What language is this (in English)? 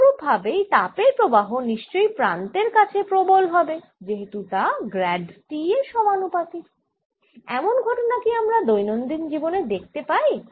Bangla